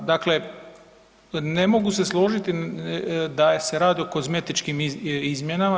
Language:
Croatian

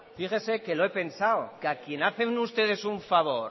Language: Spanish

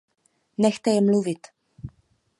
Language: Czech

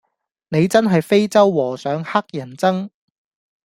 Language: Cantonese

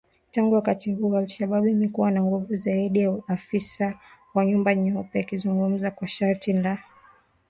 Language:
Swahili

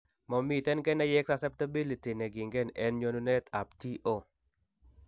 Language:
Kalenjin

